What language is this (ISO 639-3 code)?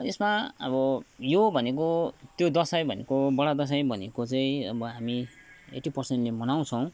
nep